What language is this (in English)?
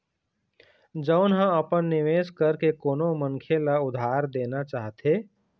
Chhattisgarhi